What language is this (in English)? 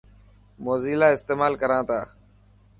Dhatki